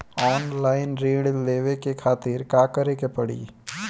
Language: Bhojpuri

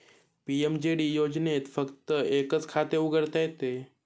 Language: Marathi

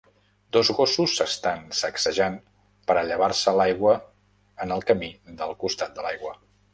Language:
Catalan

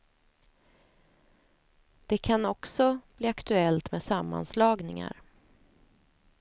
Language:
Swedish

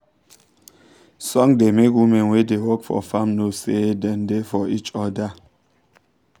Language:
Nigerian Pidgin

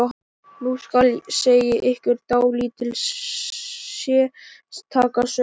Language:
Icelandic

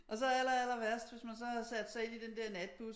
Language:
Danish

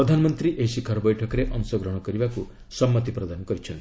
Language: Odia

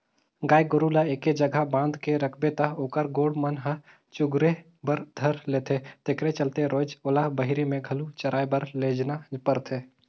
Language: Chhattisgarhi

